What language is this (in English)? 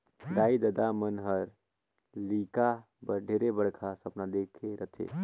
Chhattisgarhi